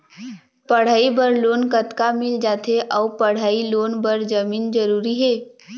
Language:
Chhattisgarhi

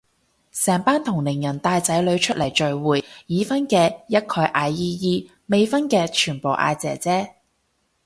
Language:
Cantonese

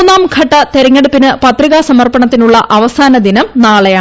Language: Malayalam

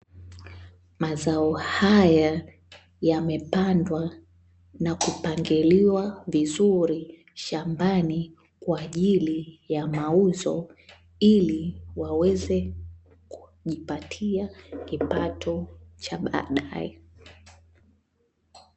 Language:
Swahili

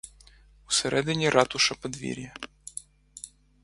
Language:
Ukrainian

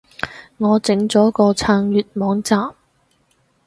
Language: Cantonese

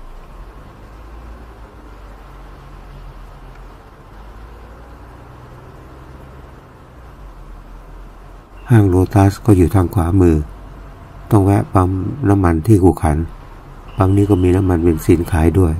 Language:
Thai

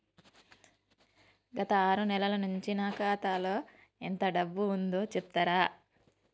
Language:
Telugu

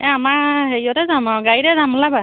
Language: Assamese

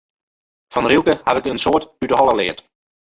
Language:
Western Frisian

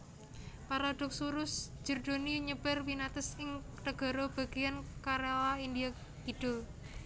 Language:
Javanese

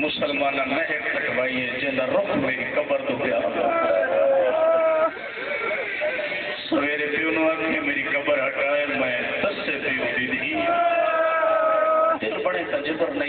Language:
Arabic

